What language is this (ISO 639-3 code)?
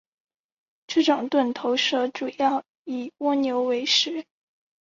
zho